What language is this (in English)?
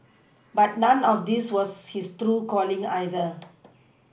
English